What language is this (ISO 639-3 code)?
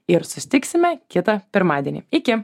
lit